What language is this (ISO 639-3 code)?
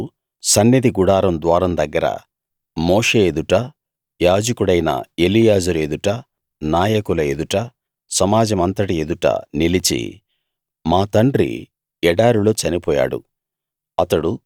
tel